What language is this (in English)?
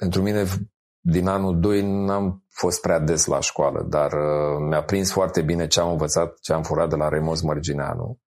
Romanian